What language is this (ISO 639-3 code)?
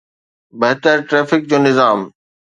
snd